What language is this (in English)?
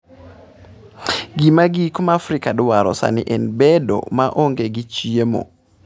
Luo (Kenya and Tanzania)